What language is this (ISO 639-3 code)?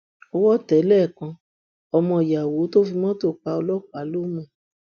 yor